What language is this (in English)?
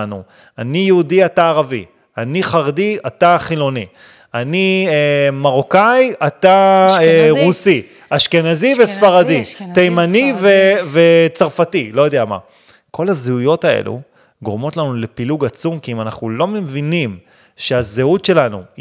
Hebrew